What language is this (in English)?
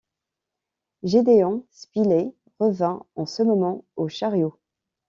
French